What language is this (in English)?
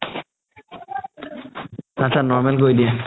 Assamese